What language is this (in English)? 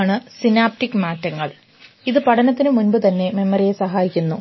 Malayalam